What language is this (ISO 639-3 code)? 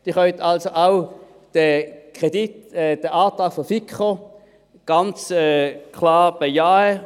gsw